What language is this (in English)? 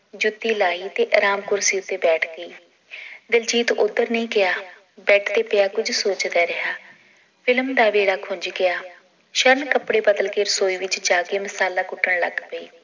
Punjabi